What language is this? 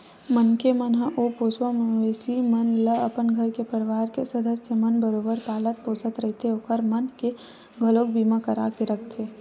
Chhattisgarhi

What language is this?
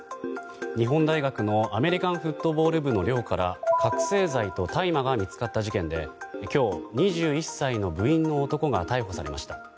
Japanese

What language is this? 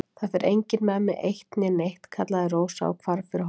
Icelandic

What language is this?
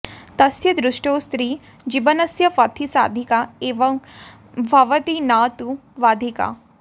Sanskrit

